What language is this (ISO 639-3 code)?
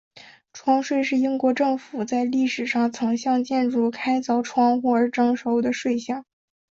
zho